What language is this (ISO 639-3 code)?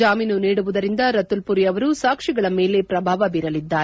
kan